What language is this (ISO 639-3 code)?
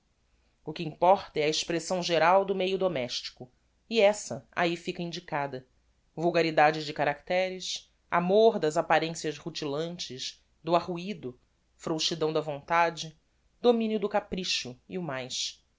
por